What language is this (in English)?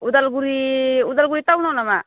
Bodo